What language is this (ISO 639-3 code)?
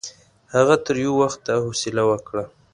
pus